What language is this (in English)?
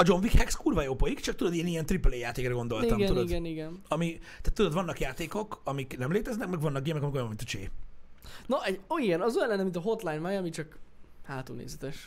Hungarian